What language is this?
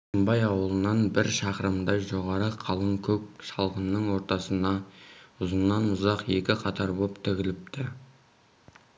Kazakh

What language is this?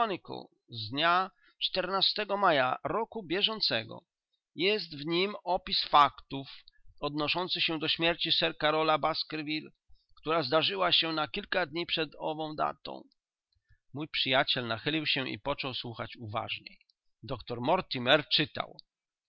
Polish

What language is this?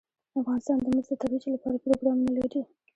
Pashto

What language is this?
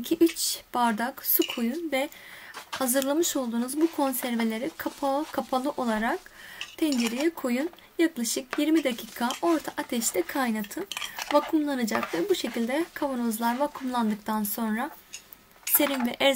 Turkish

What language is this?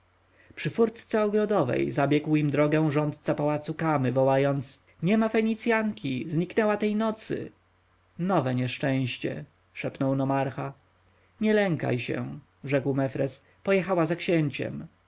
Polish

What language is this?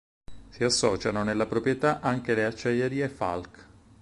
Italian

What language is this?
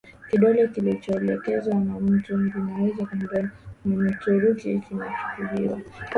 Swahili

